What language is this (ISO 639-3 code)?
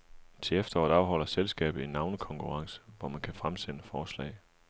dan